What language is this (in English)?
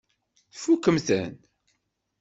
Kabyle